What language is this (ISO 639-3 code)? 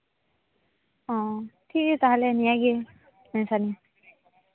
sat